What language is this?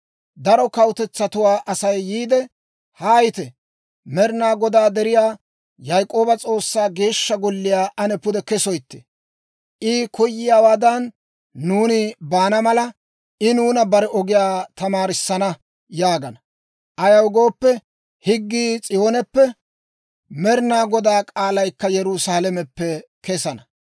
Dawro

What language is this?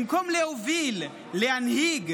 Hebrew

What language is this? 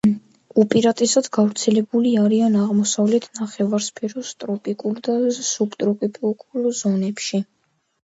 Georgian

